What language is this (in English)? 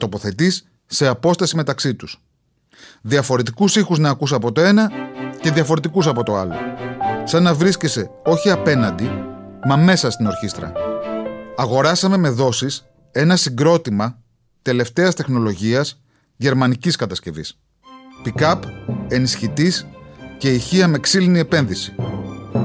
Greek